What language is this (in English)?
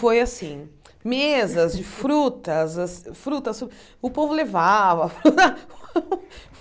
Portuguese